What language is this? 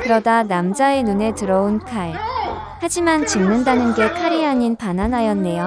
Korean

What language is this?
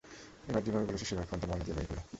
Bangla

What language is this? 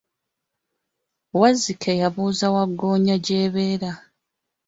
Ganda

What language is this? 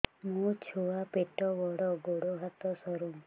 Odia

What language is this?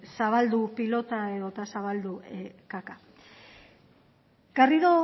Basque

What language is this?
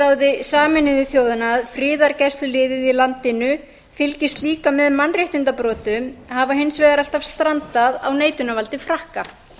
Icelandic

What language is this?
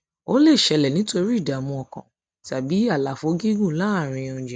Yoruba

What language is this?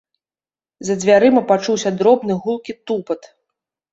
Belarusian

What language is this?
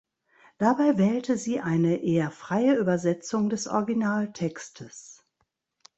German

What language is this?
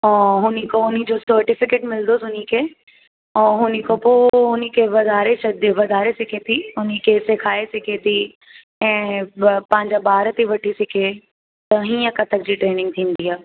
Sindhi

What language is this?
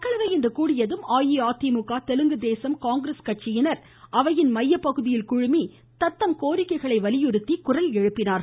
Tamil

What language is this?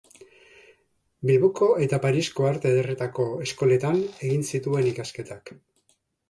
Basque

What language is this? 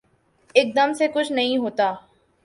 Urdu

